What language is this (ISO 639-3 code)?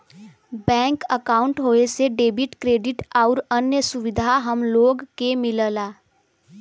bho